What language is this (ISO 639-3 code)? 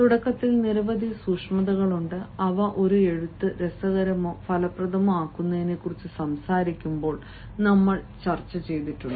mal